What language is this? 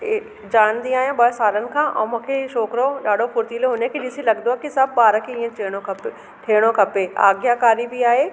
Sindhi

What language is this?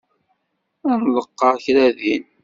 Kabyle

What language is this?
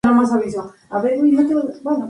Spanish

